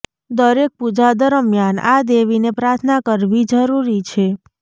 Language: Gujarati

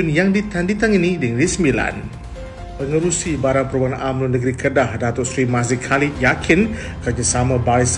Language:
Malay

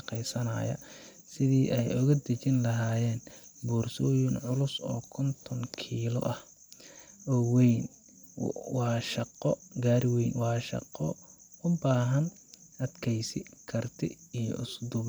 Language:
Somali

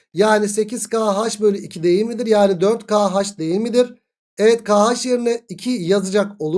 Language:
Turkish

